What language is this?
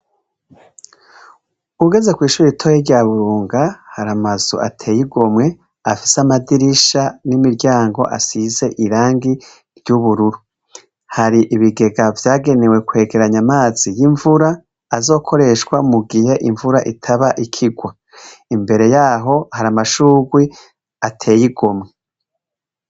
Rundi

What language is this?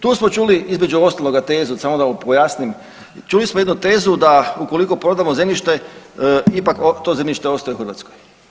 Croatian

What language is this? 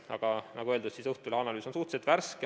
Estonian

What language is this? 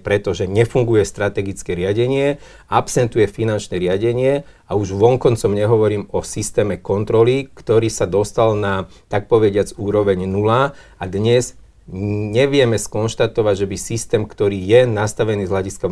Slovak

